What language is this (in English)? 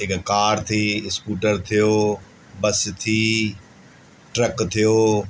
Sindhi